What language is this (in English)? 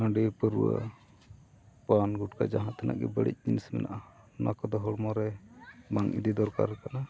Santali